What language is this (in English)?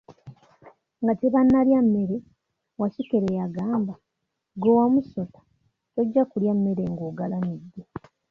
Ganda